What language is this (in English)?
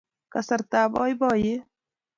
Kalenjin